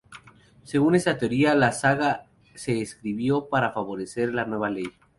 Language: Spanish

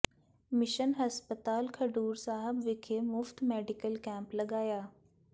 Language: Punjabi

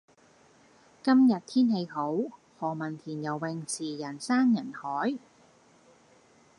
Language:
Cantonese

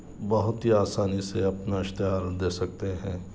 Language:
Urdu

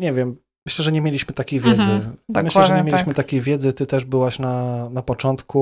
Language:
Polish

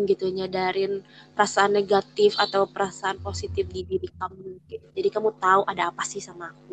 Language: Indonesian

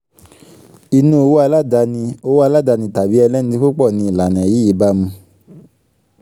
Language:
Yoruba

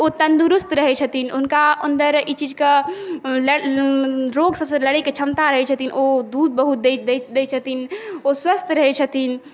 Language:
Maithili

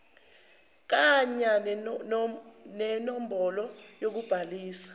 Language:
Zulu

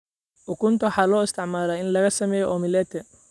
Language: Somali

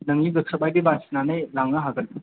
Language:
Bodo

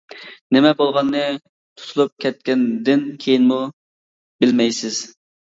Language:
Uyghur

